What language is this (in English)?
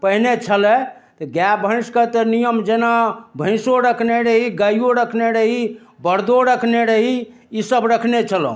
Maithili